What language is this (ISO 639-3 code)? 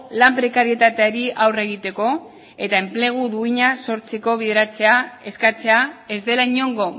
eus